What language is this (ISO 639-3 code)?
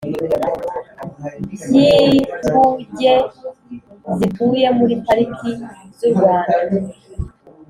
kin